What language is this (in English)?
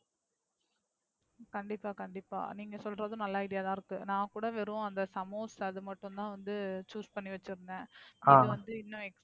Tamil